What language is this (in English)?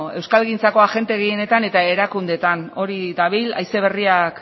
Basque